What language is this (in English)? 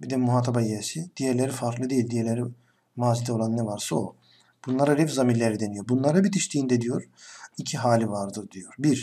Turkish